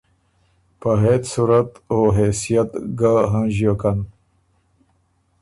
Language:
Ormuri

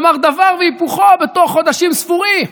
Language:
Hebrew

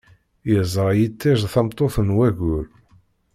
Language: Kabyle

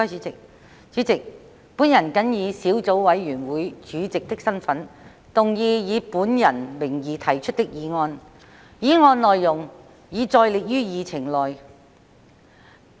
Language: Cantonese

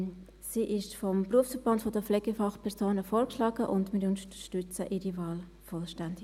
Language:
Swiss German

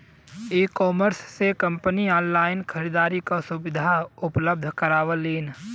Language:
Bhojpuri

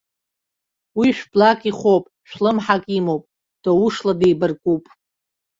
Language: Abkhazian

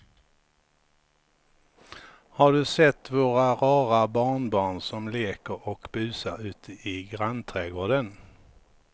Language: Swedish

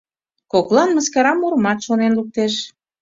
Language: Mari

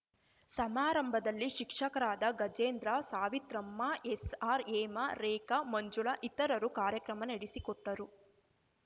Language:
Kannada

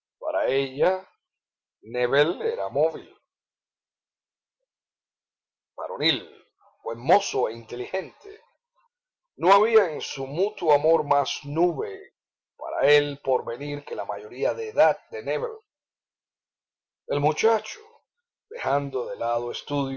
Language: Spanish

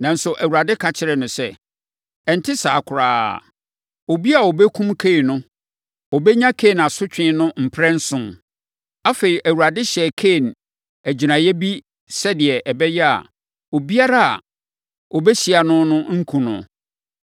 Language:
Akan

